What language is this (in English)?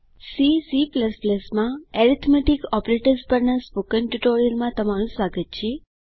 Gujarati